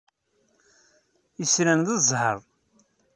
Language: Kabyle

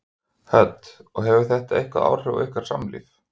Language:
Icelandic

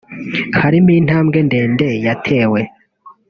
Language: Kinyarwanda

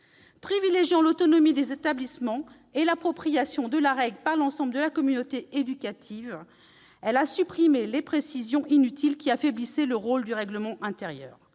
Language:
French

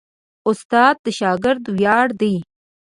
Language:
Pashto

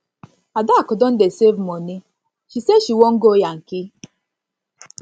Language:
Nigerian Pidgin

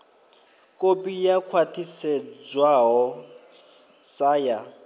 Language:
Venda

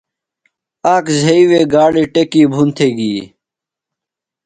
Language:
Phalura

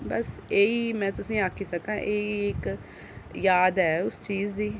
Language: Dogri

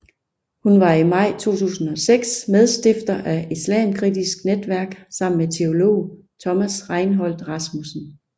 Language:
Danish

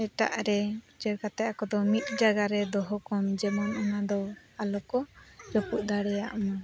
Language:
Santali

